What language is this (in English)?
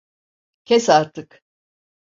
Turkish